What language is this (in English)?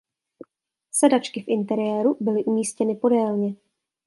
Czech